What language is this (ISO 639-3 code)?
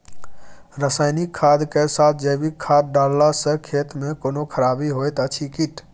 mai